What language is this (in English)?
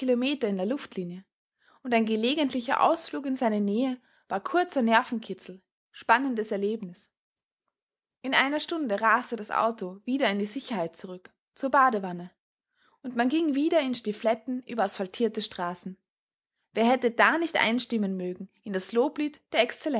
German